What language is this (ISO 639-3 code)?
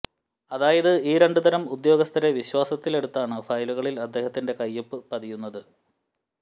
mal